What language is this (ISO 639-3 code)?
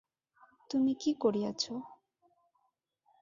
ben